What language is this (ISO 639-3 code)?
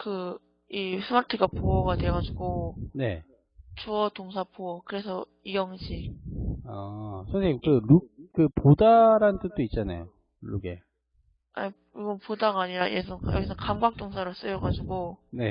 kor